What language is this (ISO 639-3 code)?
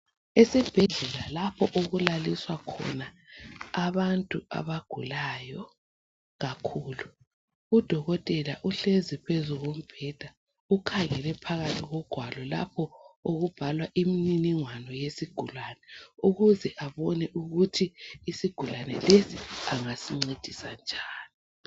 nde